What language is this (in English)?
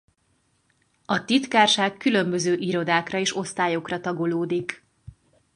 Hungarian